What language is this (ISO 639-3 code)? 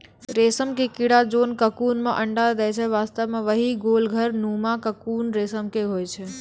mai